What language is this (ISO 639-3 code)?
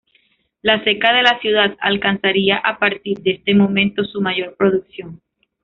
spa